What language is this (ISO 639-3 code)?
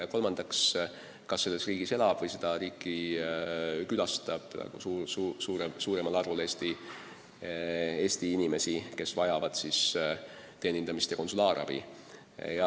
est